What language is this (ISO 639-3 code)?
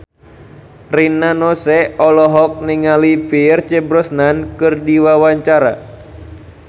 sun